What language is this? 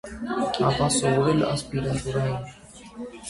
Armenian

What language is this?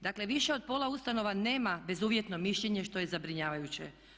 Croatian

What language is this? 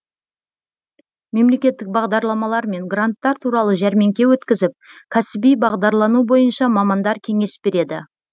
Kazakh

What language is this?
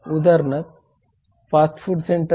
Marathi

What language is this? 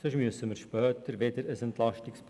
Swiss German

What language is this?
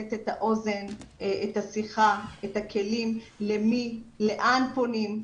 Hebrew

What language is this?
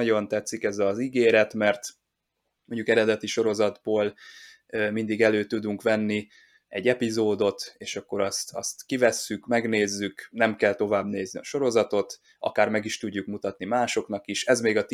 Hungarian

